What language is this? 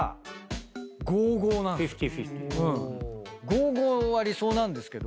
Japanese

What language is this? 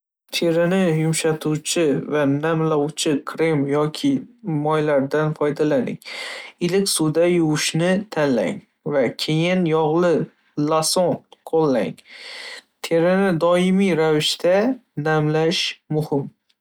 Uzbek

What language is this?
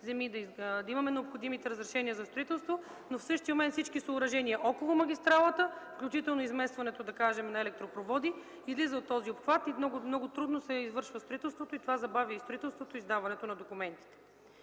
Bulgarian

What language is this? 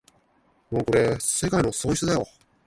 Japanese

